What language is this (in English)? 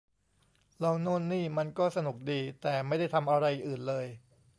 Thai